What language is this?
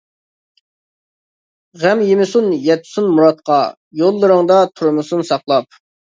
Uyghur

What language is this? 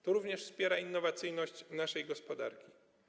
Polish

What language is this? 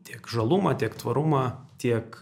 Lithuanian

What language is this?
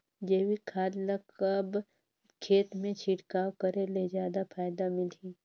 Chhattisgarhi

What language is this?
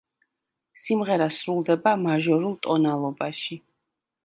Georgian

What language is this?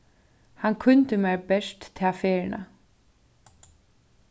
Faroese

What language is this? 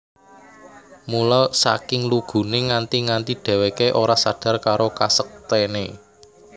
Javanese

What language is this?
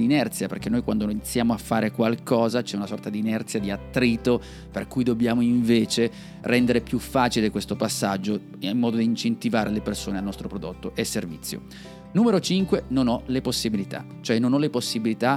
Italian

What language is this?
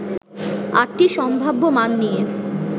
Bangla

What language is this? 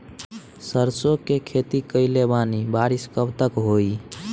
Bhojpuri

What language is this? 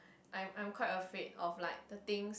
English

